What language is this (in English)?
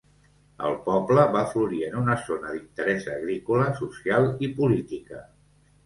Catalan